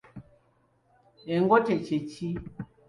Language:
Ganda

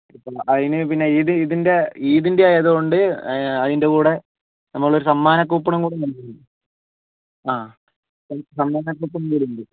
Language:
Malayalam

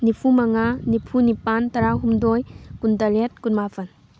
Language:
Manipuri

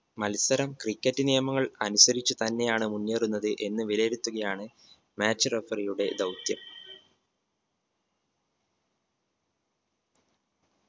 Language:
Malayalam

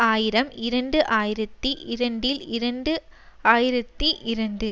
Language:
Tamil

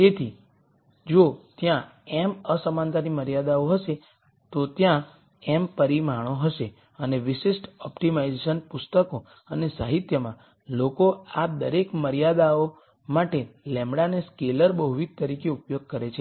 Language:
Gujarati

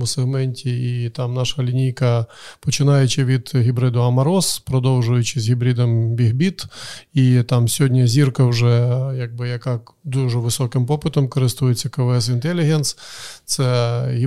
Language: Ukrainian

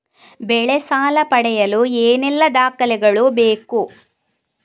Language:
Kannada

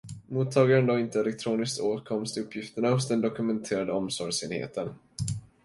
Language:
Swedish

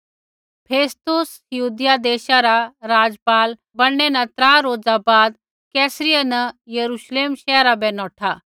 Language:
Kullu Pahari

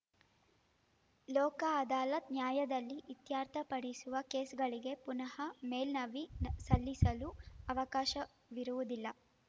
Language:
Kannada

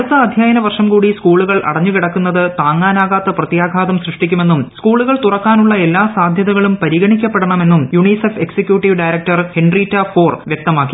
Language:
Malayalam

